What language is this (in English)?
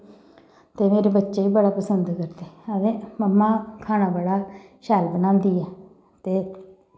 Dogri